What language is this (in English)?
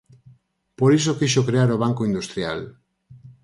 Galician